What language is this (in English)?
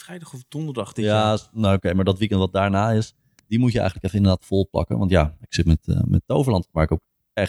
Dutch